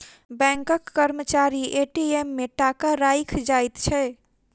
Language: Maithili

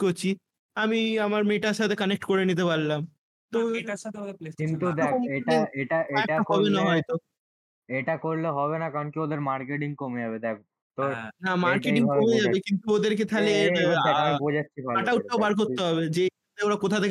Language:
Bangla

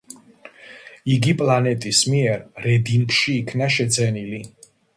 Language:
Georgian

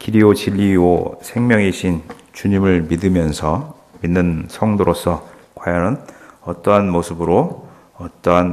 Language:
Korean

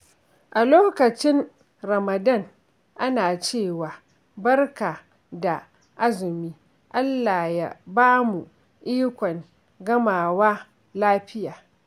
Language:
Hausa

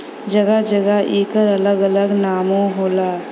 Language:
Bhojpuri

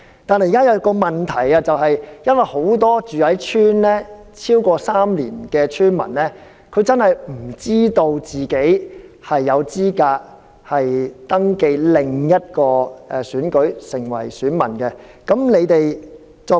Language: Cantonese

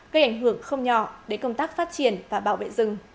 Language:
Vietnamese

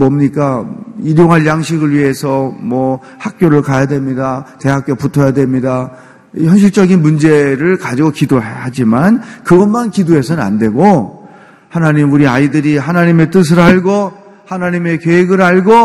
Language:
Korean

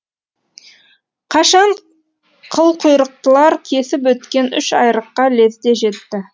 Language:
Kazakh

